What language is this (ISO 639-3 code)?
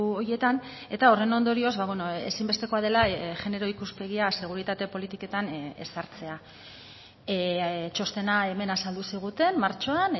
eus